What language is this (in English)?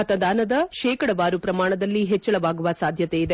Kannada